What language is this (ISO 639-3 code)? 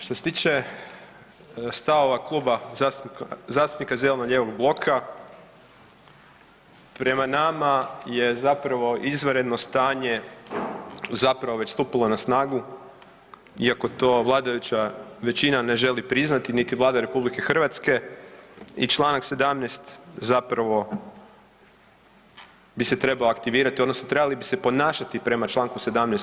hrv